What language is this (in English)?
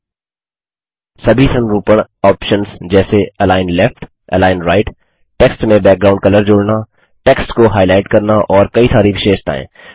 Hindi